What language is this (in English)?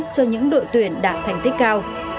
Vietnamese